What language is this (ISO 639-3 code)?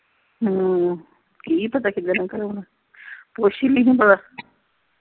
pan